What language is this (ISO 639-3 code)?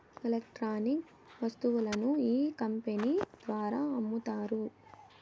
tel